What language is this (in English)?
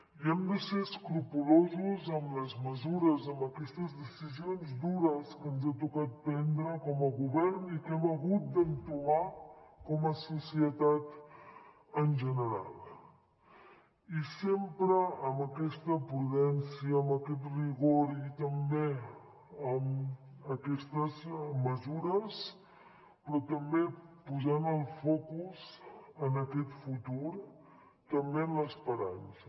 Catalan